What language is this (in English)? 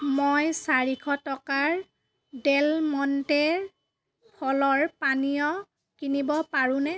Assamese